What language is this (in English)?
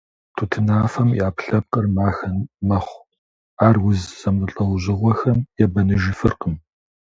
Kabardian